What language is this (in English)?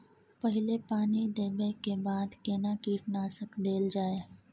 Maithili